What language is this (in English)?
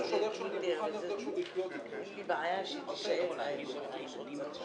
Hebrew